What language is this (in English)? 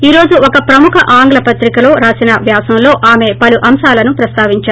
Telugu